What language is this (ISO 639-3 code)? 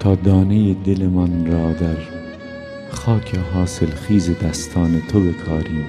fas